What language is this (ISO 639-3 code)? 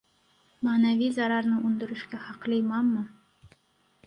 uzb